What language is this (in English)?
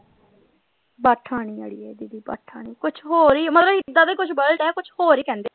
Punjabi